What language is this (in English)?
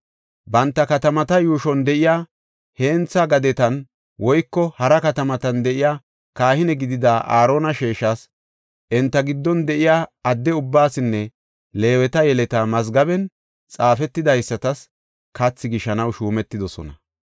Gofa